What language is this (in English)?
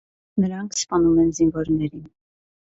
Armenian